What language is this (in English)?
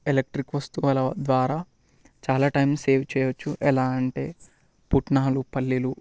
Telugu